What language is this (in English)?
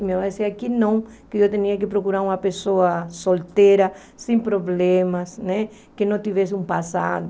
Portuguese